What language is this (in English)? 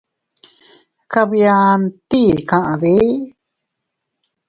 Teutila Cuicatec